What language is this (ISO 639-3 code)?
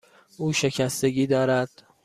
fas